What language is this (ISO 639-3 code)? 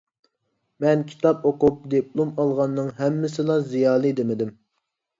uig